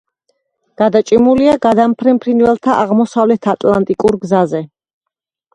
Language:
Georgian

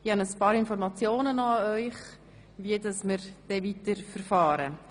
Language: Swiss German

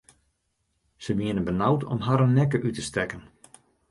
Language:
Western Frisian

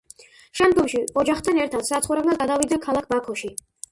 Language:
Georgian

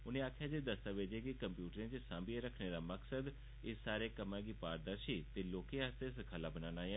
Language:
Dogri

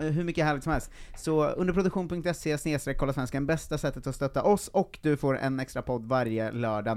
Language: Swedish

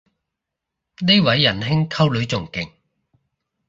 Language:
Cantonese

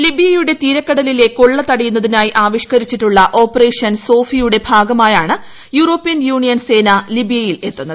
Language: Malayalam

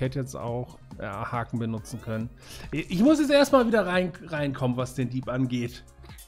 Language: German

